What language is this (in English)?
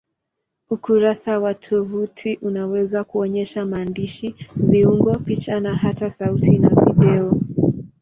Swahili